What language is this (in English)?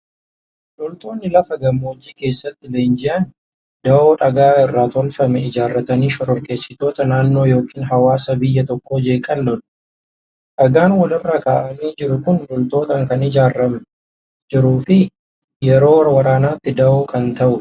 Oromo